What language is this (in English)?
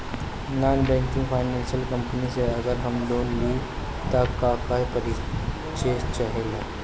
Bhojpuri